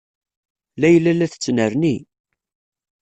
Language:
Kabyle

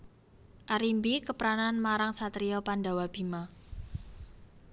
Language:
Javanese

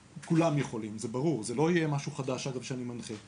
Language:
Hebrew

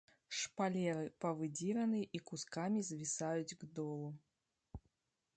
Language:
Belarusian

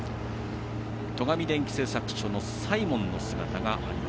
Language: Japanese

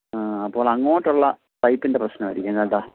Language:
Malayalam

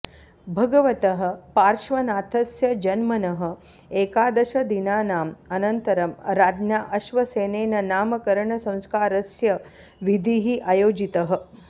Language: Sanskrit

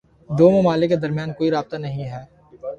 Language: Urdu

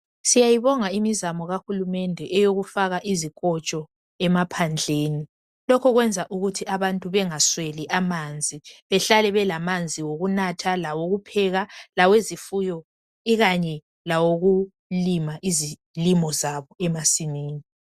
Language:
North Ndebele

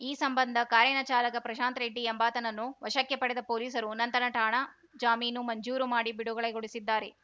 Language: Kannada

